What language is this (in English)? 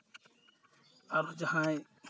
Santali